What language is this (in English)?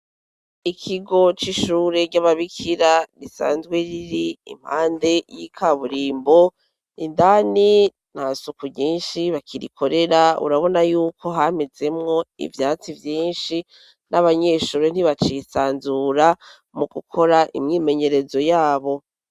Rundi